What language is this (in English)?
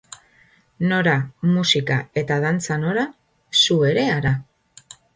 Basque